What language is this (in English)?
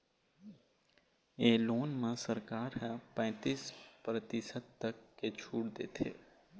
Chhattisgarhi